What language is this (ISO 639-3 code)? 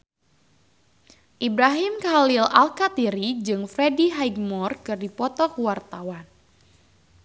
sun